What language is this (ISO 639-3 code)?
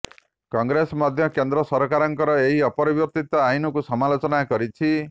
ori